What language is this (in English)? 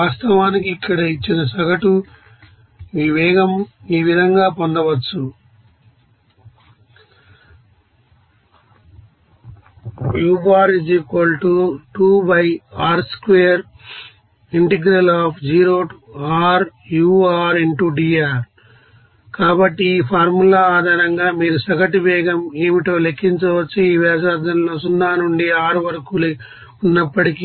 Telugu